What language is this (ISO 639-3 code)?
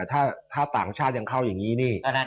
tha